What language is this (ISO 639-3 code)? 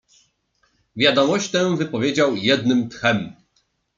pol